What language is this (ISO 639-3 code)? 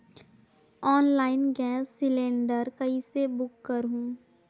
hne